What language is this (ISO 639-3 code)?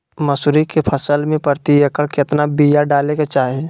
mag